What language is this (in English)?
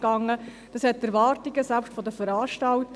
Swiss German